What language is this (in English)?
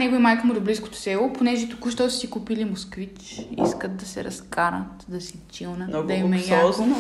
Bulgarian